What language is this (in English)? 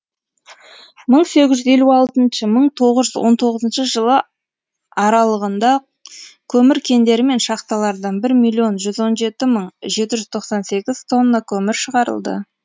Kazakh